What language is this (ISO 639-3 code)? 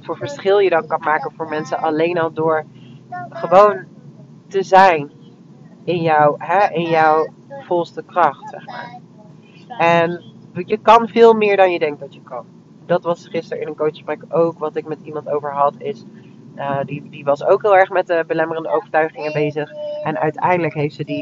nld